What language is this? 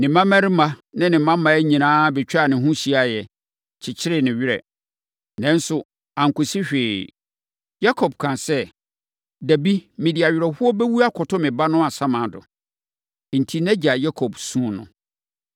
Akan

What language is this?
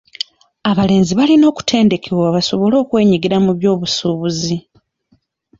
Ganda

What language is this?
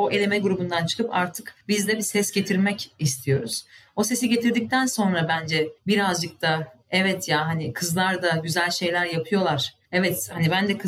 Turkish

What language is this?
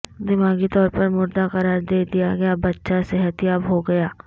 Urdu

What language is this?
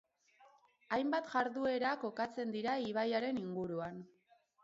Basque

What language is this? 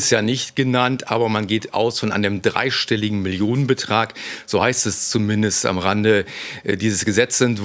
German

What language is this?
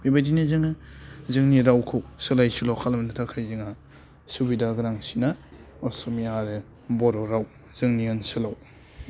Bodo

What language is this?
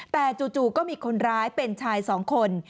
Thai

